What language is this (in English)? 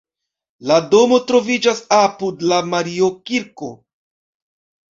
Esperanto